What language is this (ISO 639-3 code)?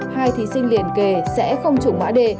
vie